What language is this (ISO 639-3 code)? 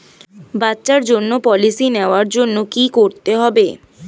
ben